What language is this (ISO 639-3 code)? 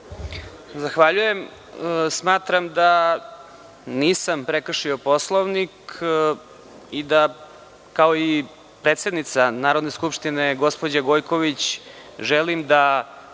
srp